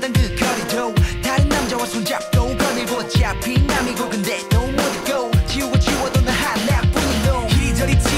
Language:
Korean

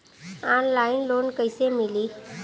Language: Bhojpuri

